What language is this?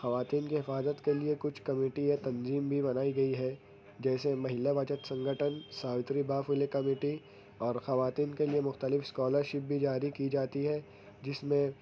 Urdu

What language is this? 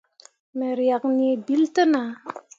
Mundang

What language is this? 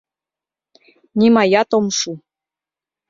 Mari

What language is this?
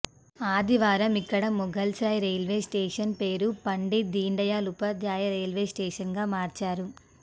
Telugu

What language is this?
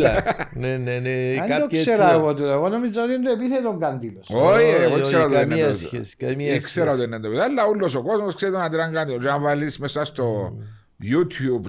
Greek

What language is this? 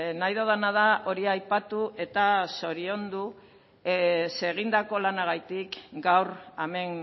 Basque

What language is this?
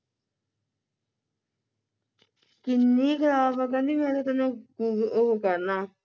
Punjabi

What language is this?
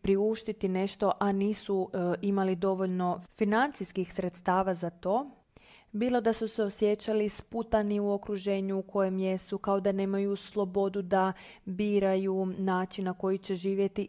Croatian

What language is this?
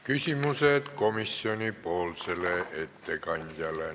Estonian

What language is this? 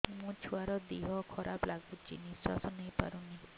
Odia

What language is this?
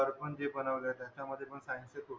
Marathi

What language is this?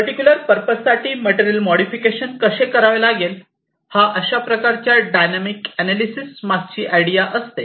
Marathi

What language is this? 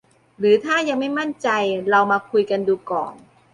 Thai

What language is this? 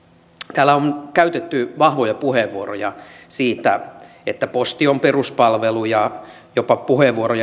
Finnish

